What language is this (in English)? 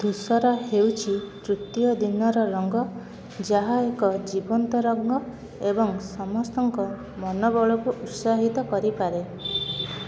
Odia